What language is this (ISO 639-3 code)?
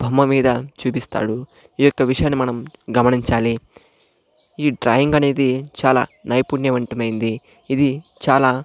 tel